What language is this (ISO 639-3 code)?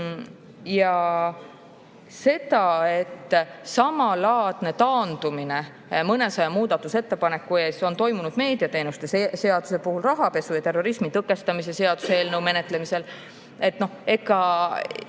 est